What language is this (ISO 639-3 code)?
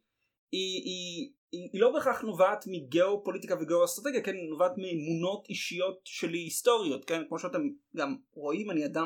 heb